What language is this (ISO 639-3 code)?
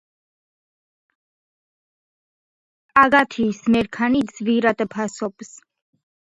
kat